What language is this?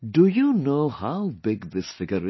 English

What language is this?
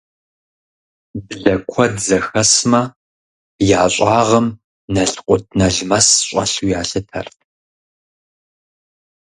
Kabardian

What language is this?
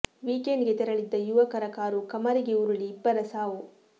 Kannada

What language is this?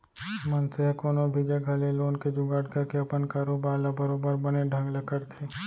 Chhattisgarhi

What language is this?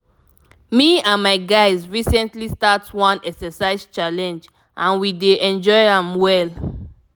Nigerian Pidgin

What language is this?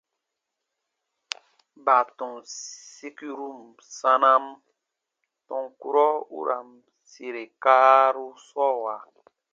Baatonum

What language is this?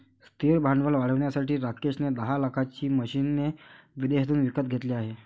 Marathi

